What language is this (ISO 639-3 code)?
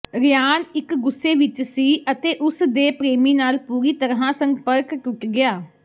pan